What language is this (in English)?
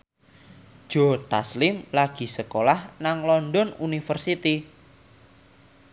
Javanese